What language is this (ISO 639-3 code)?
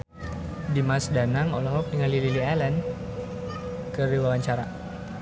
sun